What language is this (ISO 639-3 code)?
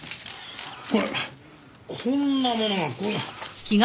jpn